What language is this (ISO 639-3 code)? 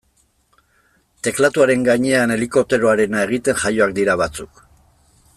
eus